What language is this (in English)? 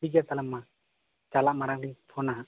Santali